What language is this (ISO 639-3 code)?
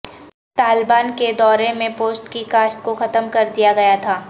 urd